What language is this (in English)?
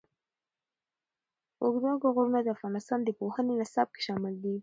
Pashto